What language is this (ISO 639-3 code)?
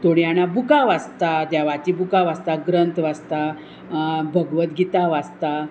kok